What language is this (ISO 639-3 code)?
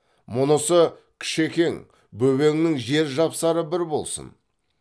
kaz